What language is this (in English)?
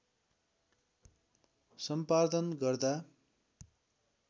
Nepali